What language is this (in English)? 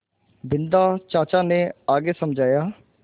Hindi